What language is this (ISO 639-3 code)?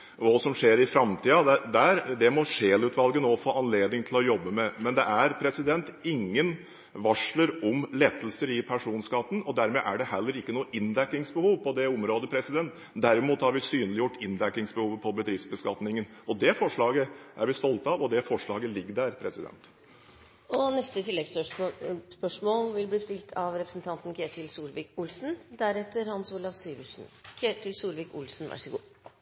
nor